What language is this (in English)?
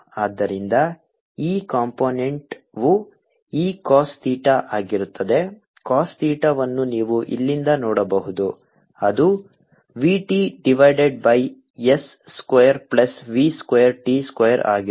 Kannada